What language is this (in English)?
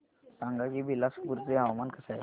Marathi